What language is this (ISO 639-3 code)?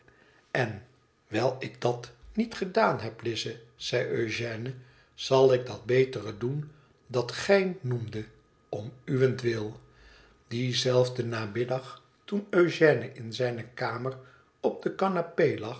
nld